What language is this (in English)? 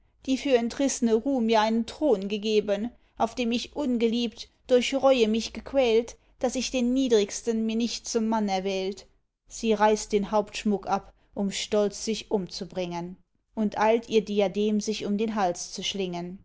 German